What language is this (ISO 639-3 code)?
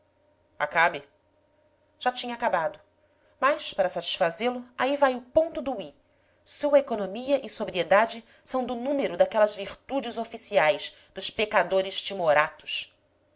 por